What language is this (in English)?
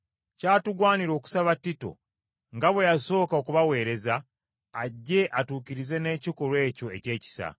Ganda